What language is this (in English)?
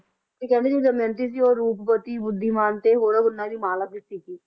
Punjabi